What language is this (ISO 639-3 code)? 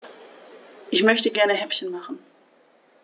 deu